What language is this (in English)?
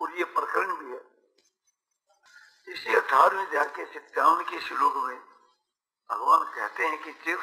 Hindi